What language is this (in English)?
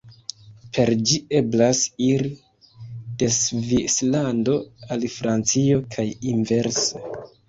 Esperanto